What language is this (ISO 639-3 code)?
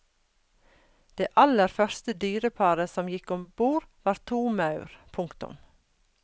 nor